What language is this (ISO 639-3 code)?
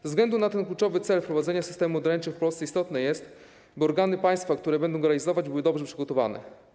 pol